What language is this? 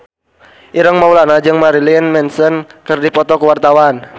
Sundanese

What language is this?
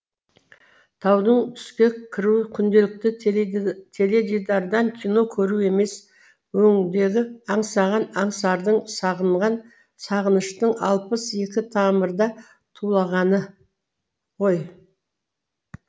Kazakh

